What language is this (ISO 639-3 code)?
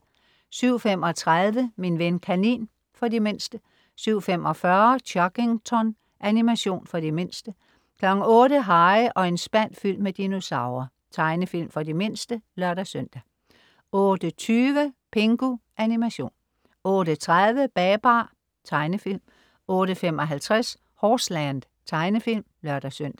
dan